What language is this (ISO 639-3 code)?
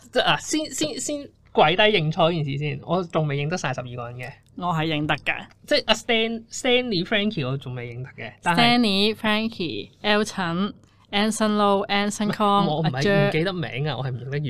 zho